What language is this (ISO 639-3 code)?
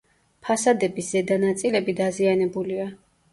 kat